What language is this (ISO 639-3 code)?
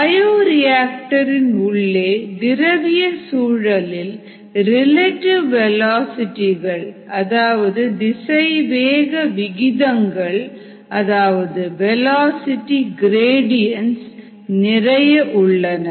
tam